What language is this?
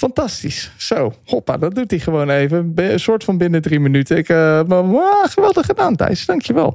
Dutch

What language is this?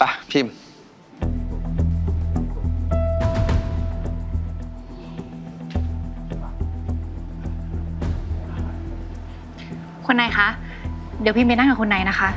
Thai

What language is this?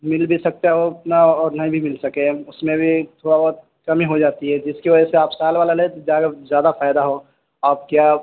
Urdu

